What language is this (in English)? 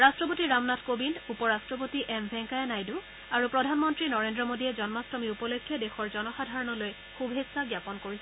Assamese